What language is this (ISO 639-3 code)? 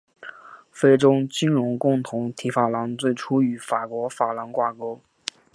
zho